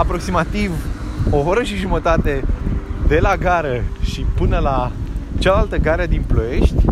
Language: Romanian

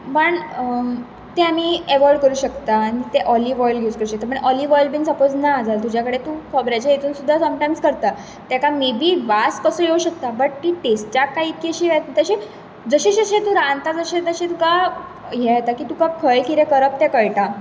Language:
Konkani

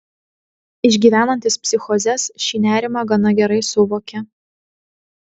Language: Lithuanian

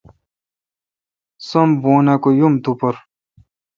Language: Kalkoti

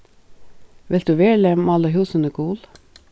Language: Faroese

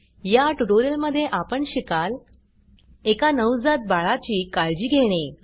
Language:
Marathi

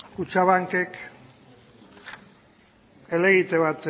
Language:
Basque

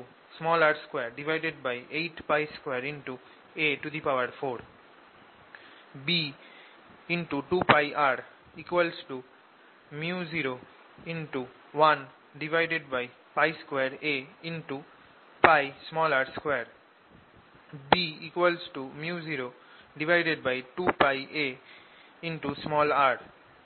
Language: Bangla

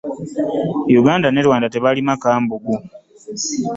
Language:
Ganda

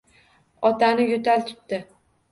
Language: Uzbek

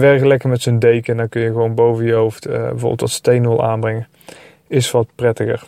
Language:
Dutch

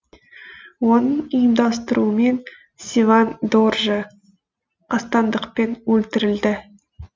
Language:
Kazakh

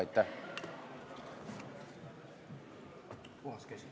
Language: Estonian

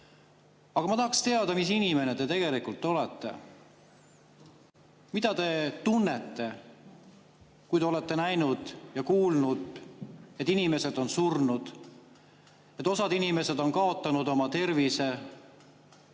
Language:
Estonian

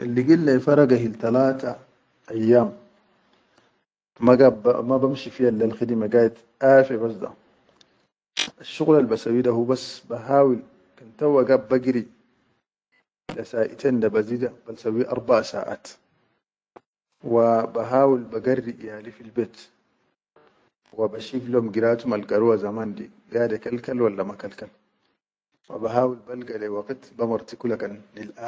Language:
Chadian Arabic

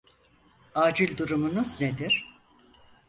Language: Turkish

